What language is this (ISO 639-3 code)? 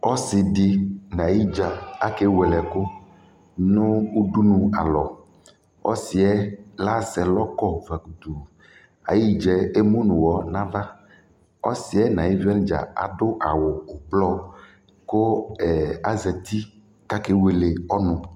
kpo